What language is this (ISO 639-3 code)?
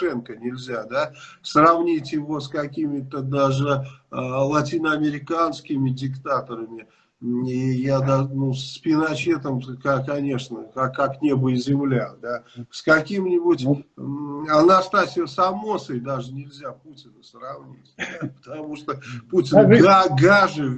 rus